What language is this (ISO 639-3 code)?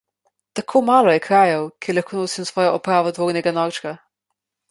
slv